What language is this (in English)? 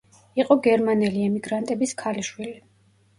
Georgian